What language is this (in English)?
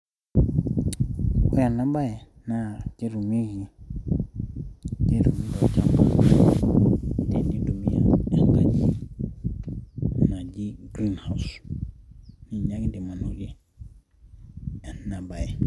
Masai